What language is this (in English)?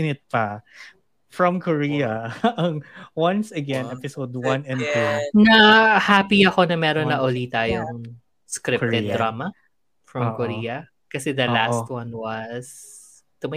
Filipino